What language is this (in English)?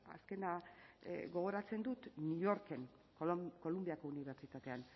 Basque